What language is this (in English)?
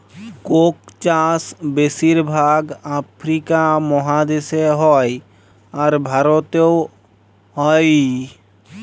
Bangla